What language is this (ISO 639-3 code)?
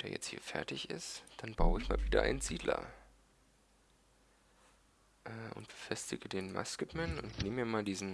deu